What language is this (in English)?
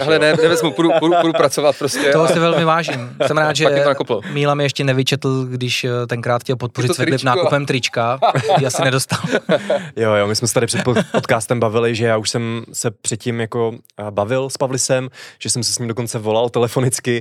Czech